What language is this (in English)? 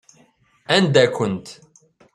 Kabyle